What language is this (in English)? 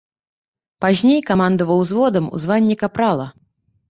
Belarusian